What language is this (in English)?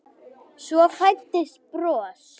Icelandic